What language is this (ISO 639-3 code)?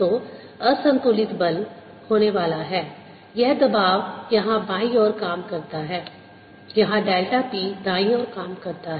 hin